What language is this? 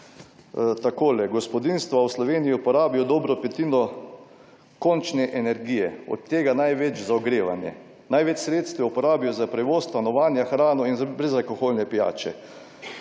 Slovenian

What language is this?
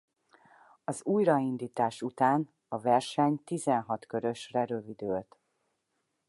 Hungarian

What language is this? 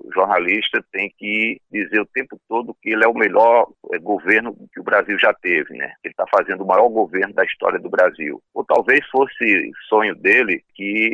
Portuguese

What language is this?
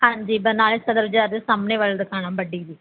Punjabi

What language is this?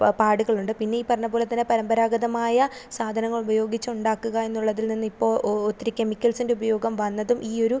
Malayalam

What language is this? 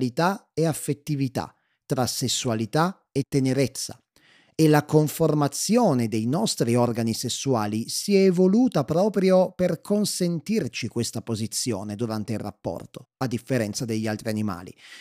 Italian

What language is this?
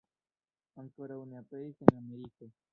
Esperanto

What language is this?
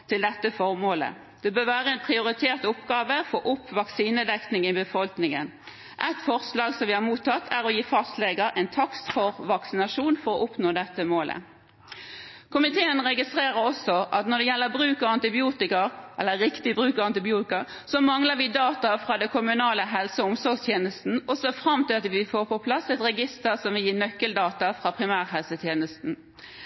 Norwegian Bokmål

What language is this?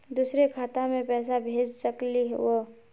Magahi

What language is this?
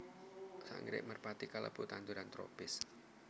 Javanese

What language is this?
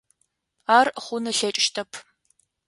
Adyghe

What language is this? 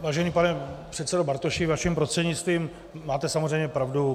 Czech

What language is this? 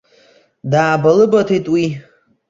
Abkhazian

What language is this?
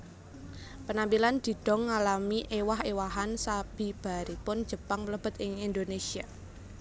Javanese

